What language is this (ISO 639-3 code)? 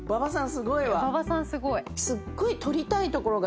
jpn